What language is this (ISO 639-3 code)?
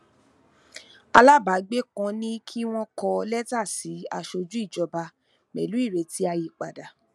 yor